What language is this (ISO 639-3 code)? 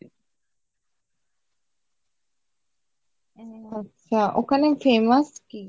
ben